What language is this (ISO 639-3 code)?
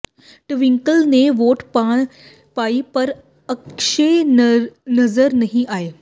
pan